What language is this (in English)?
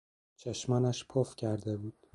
Persian